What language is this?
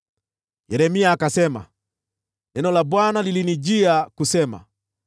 Swahili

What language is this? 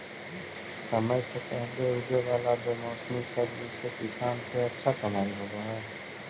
Magahi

